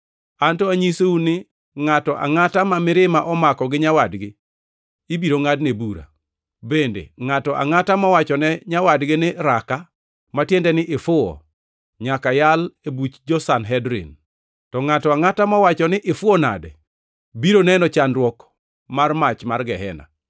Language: Luo (Kenya and Tanzania)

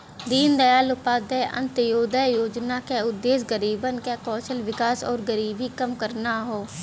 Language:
Bhojpuri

